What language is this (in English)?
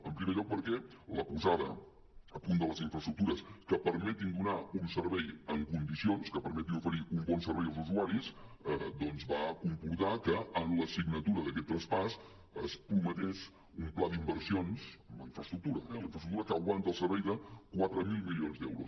Catalan